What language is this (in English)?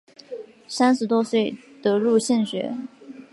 Chinese